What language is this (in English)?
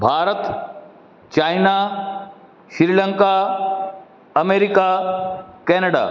Sindhi